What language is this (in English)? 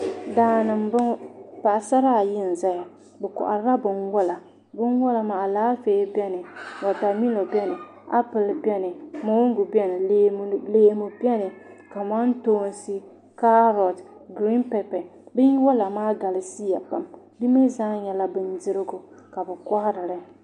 Dagbani